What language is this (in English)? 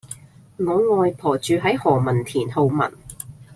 Cantonese